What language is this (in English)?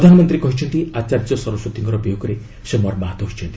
Odia